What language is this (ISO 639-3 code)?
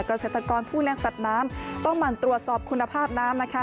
tha